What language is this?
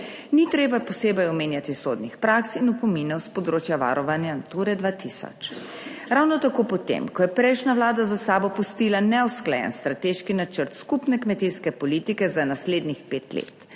Slovenian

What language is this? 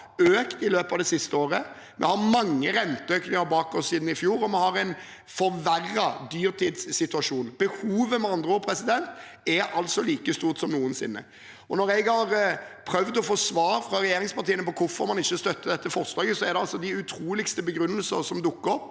Norwegian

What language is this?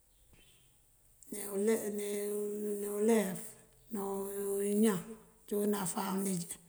Mandjak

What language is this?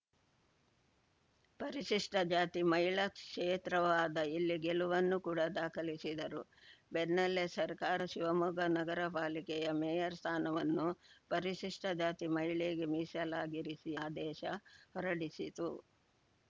Kannada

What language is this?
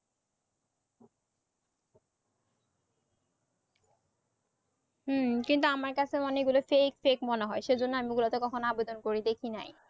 Bangla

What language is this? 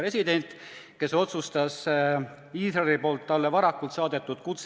Estonian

